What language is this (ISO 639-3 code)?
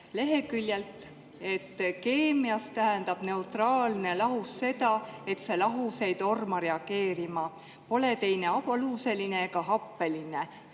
est